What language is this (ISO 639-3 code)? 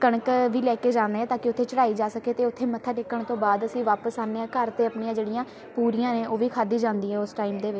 pan